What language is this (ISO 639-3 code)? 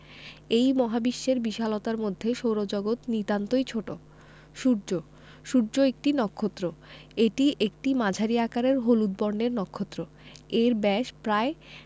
ben